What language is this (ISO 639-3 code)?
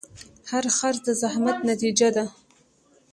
pus